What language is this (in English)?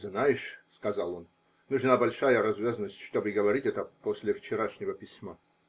Russian